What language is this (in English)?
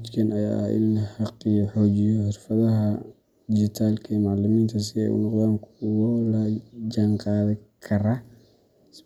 Somali